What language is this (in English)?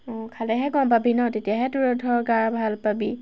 Assamese